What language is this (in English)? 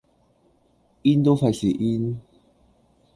Cantonese